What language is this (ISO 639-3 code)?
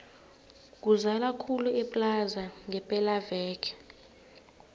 nbl